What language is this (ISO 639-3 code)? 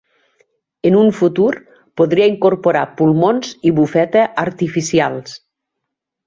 cat